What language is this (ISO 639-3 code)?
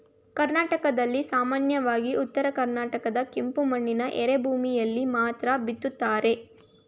kan